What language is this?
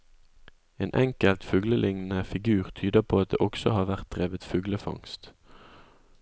Norwegian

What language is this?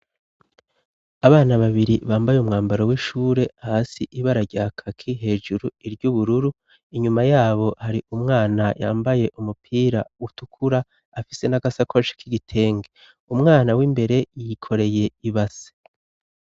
Rundi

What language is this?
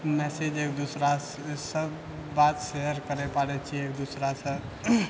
Maithili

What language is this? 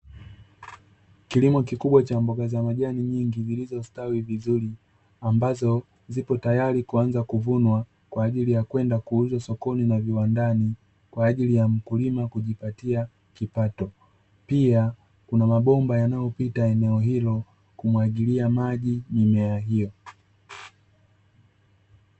Swahili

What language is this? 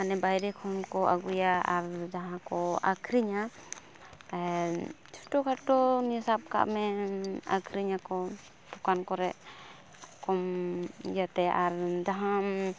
Santali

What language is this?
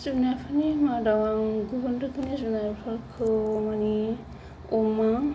Bodo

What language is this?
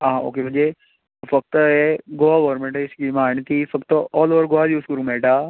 Konkani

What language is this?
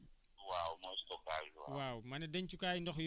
Wolof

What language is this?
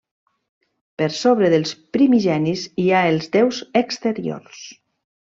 Catalan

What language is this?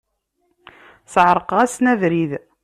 Kabyle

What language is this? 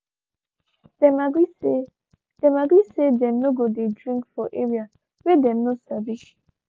Nigerian Pidgin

